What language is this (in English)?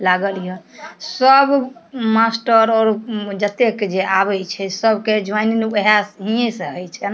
Maithili